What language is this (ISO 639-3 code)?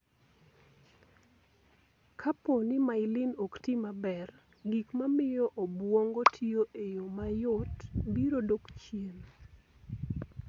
luo